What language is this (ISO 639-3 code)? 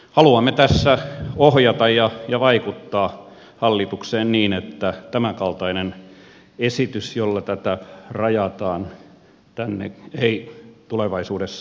fin